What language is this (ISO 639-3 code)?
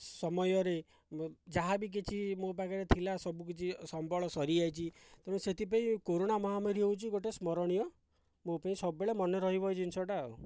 ori